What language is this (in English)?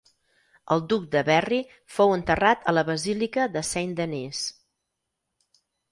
Catalan